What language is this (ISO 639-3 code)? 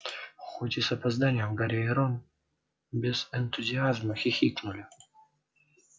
rus